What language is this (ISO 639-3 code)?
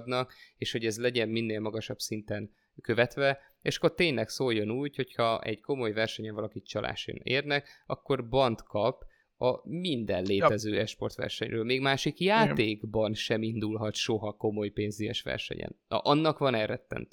hun